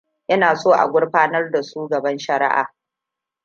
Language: Hausa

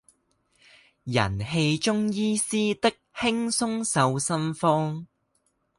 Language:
Chinese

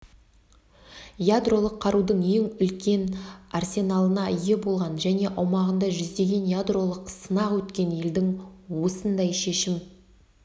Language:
Kazakh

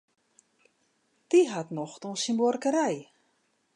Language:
Western Frisian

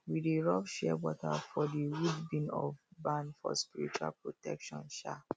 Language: Nigerian Pidgin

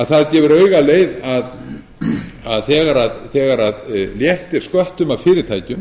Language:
Icelandic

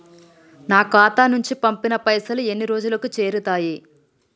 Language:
Telugu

